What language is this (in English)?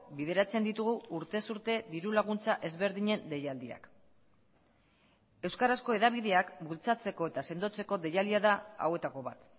Basque